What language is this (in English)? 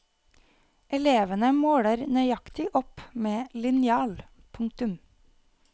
Norwegian